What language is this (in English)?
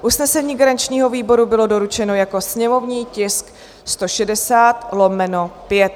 Czech